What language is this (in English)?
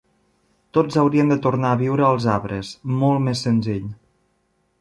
Catalan